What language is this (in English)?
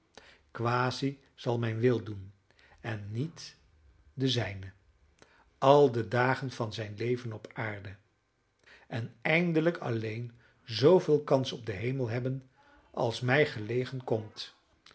Dutch